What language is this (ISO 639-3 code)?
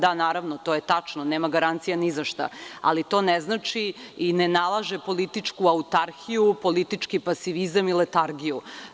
srp